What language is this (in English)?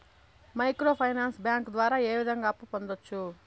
Telugu